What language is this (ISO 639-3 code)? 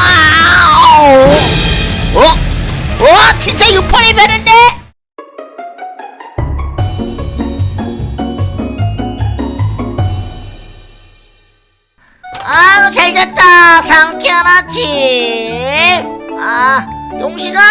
kor